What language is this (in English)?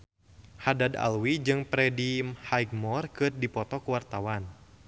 Sundanese